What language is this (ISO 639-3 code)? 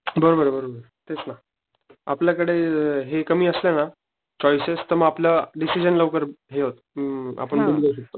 mar